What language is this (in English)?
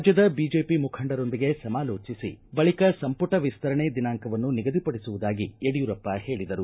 Kannada